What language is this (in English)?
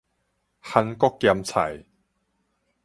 Min Nan Chinese